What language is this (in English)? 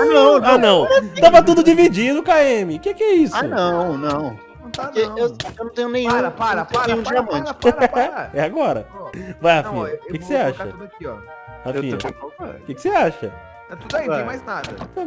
Portuguese